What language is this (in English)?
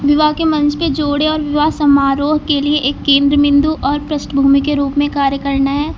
Hindi